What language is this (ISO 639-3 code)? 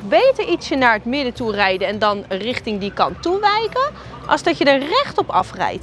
nld